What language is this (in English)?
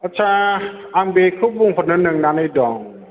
Bodo